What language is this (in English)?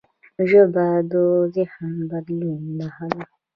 Pashto